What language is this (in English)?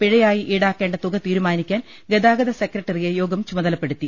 Malayalam